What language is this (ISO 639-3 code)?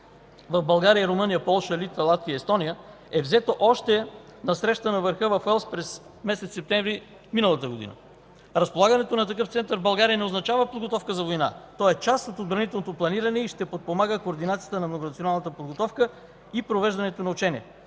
bul